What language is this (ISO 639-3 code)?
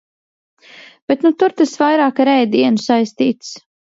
lav